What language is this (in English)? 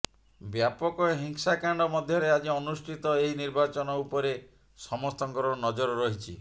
Odia